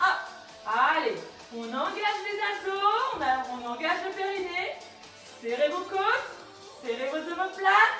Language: French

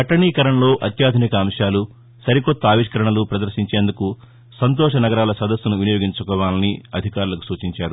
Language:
Telugu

